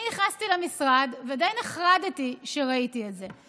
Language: Hebrew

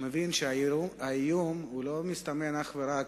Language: Hebrew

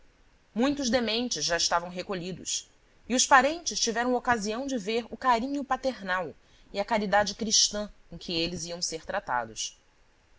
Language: Portuguese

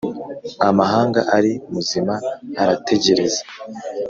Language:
Kinyarwanda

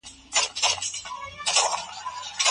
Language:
Pashto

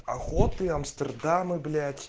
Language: Russian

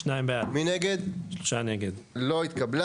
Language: Hebrew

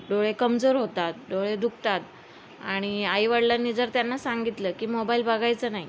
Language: Marathi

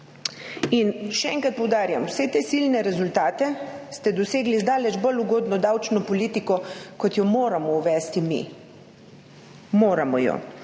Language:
Slovenian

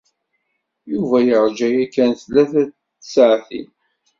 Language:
Kabyle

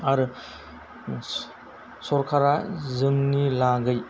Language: Bodo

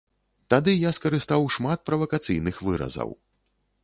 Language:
Belarusian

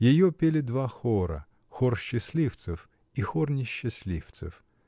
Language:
Russian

